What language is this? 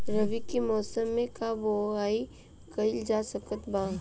Bhojpuri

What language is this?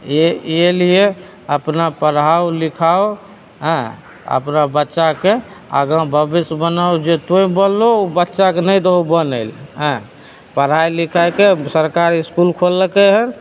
Maithili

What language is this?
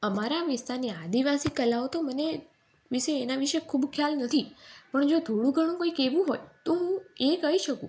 Gujarati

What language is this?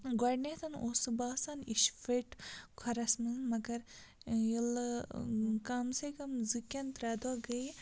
Kashmiri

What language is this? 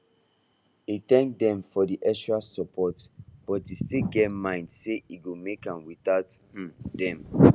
Nigerian Pidgin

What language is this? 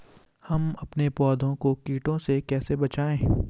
Hindi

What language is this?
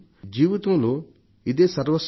Telugu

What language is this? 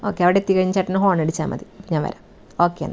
Malayalam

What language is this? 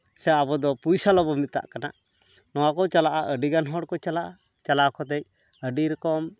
Santali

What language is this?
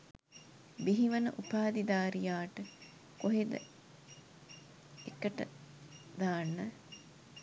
Sinhala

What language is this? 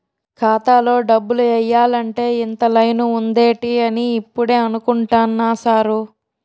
Telugu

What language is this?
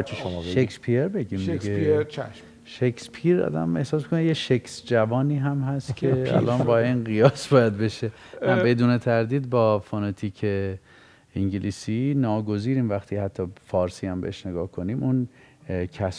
Persian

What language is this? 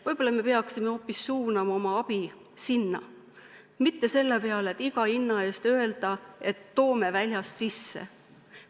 Estonian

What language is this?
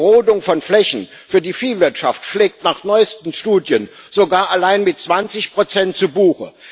German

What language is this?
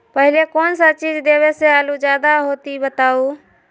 Magahi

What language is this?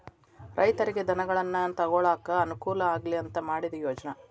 Kannada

